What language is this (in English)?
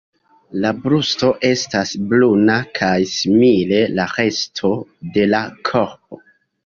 Esperanto